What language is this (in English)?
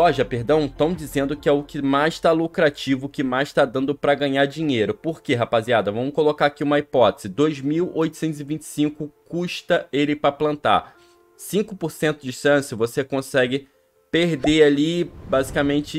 Portuguese